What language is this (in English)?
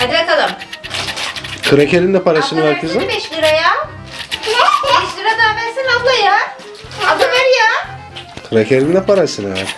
Turkish